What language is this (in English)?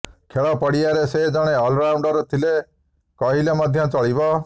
Odia